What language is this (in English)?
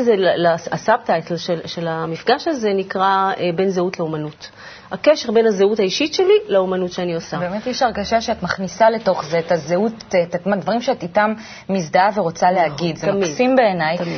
Hebrew